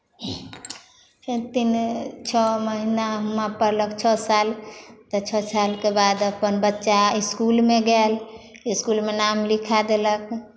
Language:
Maithili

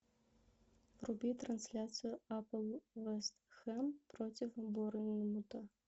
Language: Russian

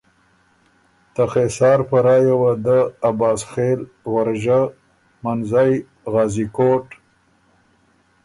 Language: Ormuri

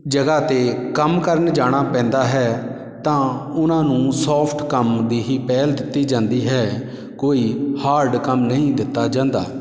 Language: Punjabi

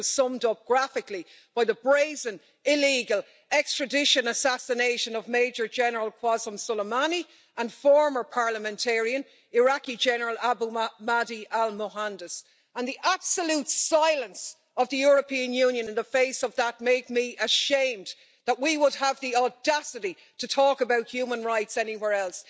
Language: English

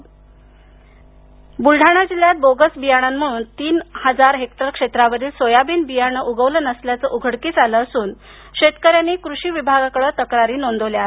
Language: Marathi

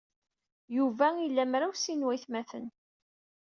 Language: Kabyle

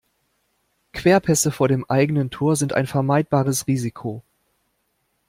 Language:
German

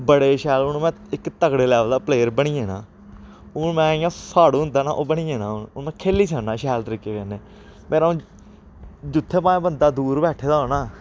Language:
Dogri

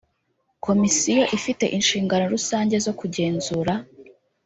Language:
Kinyarwanda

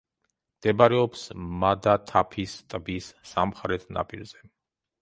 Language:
Georgian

